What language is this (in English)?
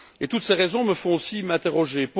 French